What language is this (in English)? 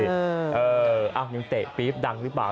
Thai